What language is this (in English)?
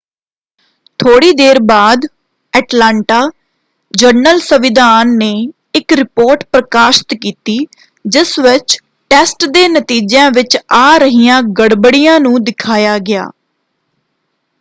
Punjabi